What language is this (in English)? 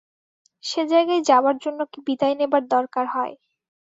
Bangla